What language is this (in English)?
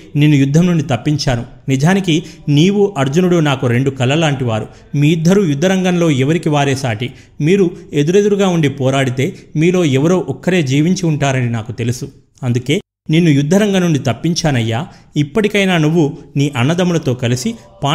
Telugu